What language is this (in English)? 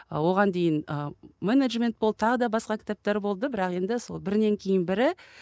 Kazakh